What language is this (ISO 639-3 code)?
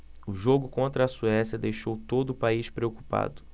por